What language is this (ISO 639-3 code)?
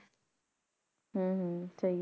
pan